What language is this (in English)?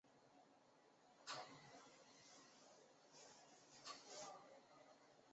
Chinese